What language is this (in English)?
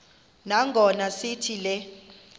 Xhosa